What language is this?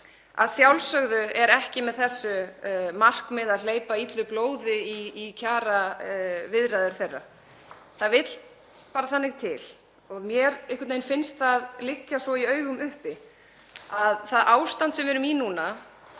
Icelandic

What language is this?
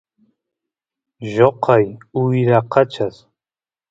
Santiago del Estero Quichua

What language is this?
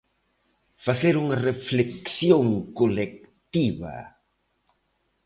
Galician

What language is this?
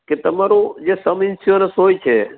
Gujarati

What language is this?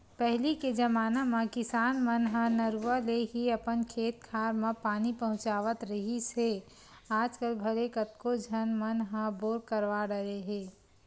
Chhattisgarhi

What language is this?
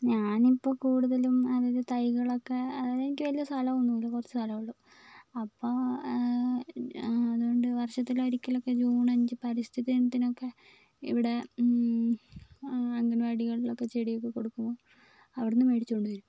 Malayalam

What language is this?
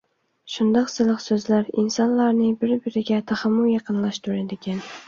Uyghur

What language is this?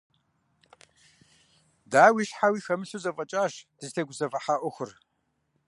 Kabardian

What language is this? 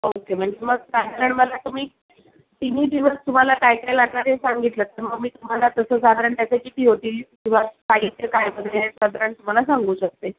Marathi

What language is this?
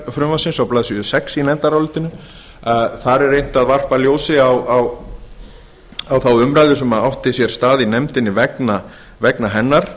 Icelandic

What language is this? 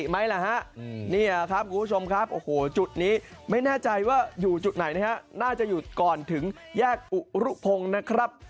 Thai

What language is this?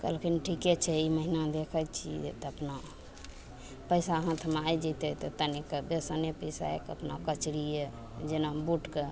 Maithili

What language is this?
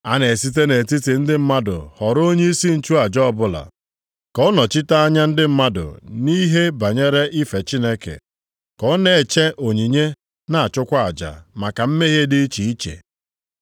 Igbo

